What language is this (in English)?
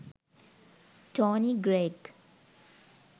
Sinhala